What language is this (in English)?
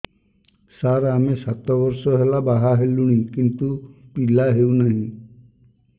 Odia